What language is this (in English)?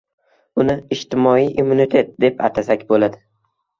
Uzbek